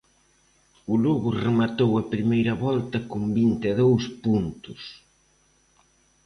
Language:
Galician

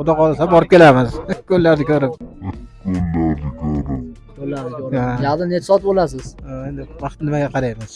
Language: Turkish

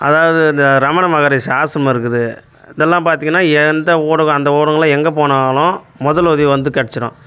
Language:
Tamil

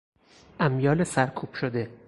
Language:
Persian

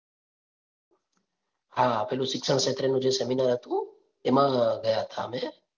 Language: Gujarati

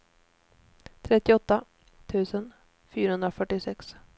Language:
Swedish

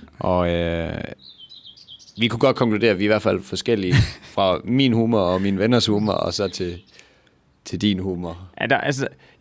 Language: Danish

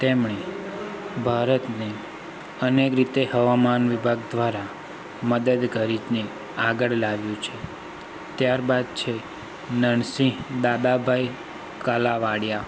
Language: Gujarati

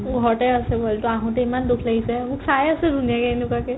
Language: Assamese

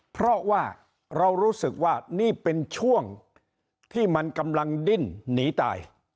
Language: Thai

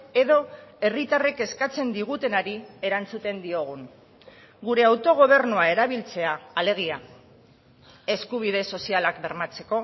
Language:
Basque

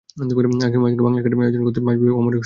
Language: Bangla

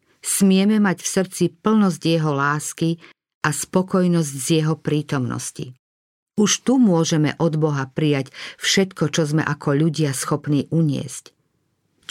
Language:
Slovak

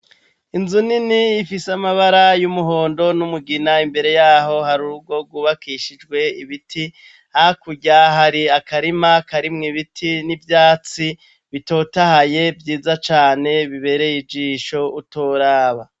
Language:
Rundi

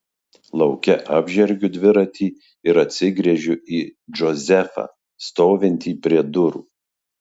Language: Lithuanian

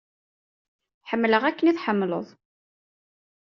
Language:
Kabyle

